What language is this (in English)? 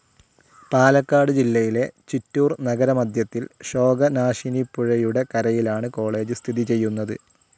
Malayalam